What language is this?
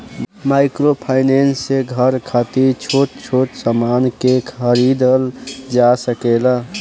Bhojpuri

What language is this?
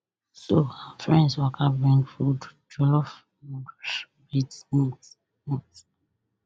Nigerian Pidgin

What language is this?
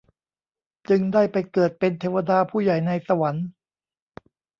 Thai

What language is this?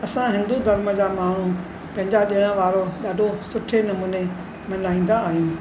Sindhi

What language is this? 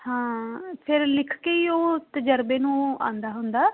Punjabi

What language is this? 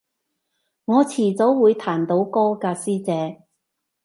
Cantonese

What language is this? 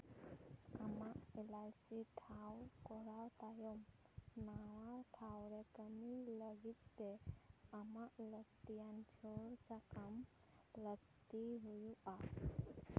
Santali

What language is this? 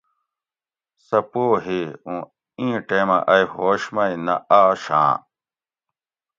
Gawri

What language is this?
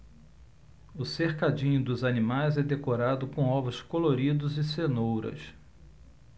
Portuguese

